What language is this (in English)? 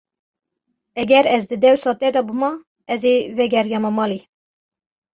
Kurdish